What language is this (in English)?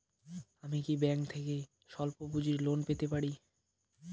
Bangla